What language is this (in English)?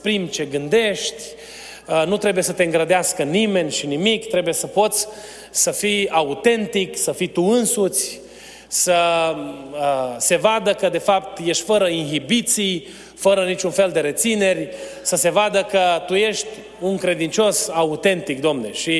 Romanian